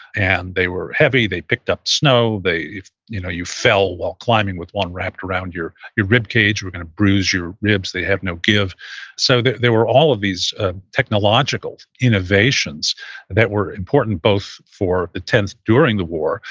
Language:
English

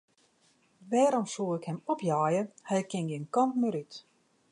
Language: Western Frisian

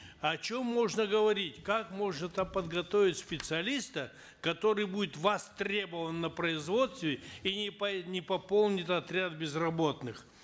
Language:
Kazakh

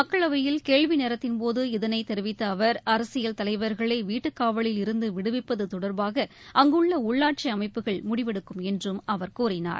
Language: Tamil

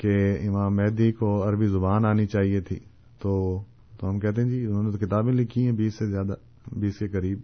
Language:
Urdu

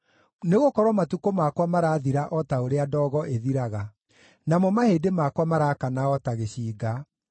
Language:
Kikuyu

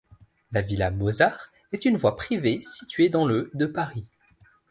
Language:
French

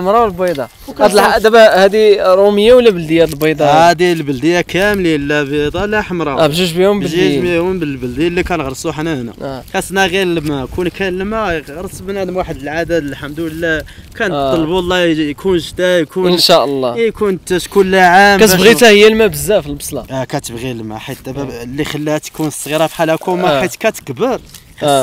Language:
Arabic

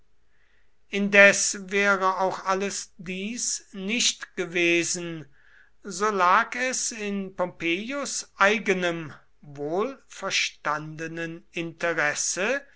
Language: German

